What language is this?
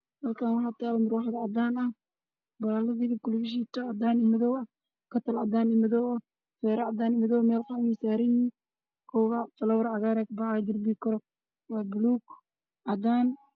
Somali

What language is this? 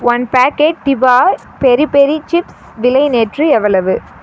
Tamil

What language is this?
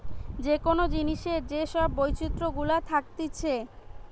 Bangla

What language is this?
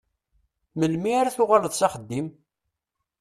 Kabyle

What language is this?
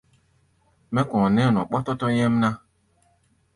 Gbaya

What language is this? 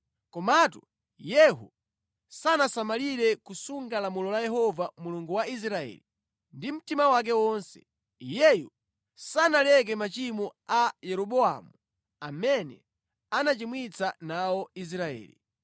Nyanja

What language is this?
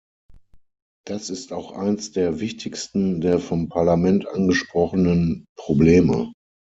German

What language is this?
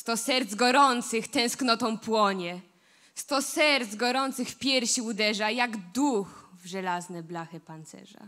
Polish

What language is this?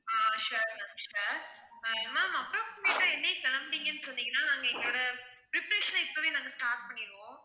Tamil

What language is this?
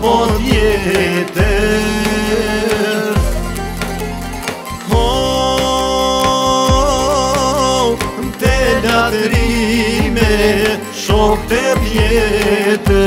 Romanian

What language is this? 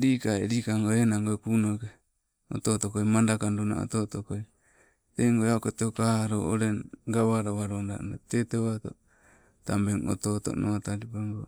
Sibe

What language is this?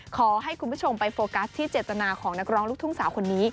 Thai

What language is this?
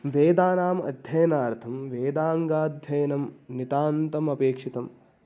Sanskrit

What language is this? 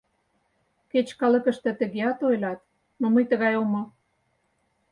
Mari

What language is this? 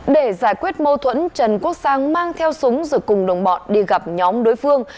Vietnamese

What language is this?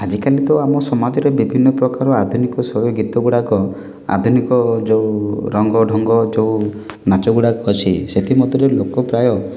Odia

